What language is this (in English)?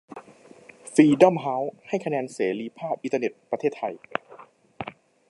Thai